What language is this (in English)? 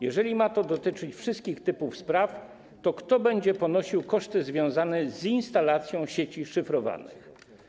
Polish